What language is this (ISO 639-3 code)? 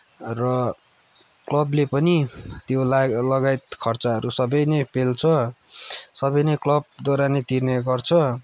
nep